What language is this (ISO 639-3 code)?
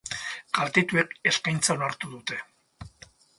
eus